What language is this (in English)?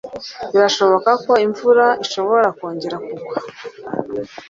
Kinyarwanda